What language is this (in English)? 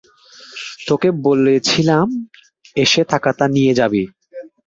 Bangla